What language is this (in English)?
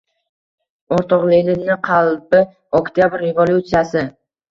Uzbek